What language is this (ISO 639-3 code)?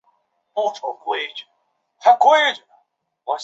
zho